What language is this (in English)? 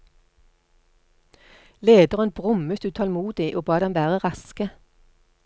Norwegian